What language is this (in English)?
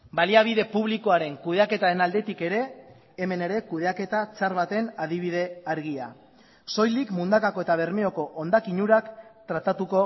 Basque